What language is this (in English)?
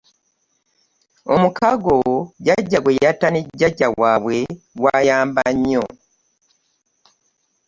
Ganda